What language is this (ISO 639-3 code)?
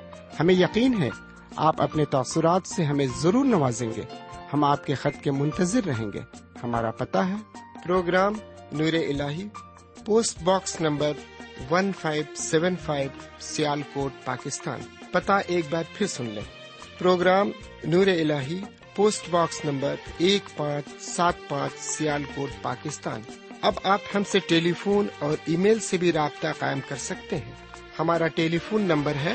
urd